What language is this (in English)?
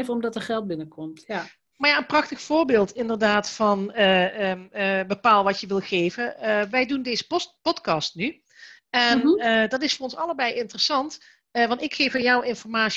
Dutch